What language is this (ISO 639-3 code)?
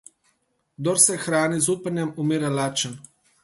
slv